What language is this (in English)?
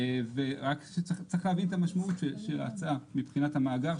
Hebrew